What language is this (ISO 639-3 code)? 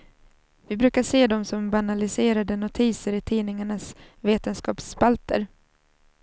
swe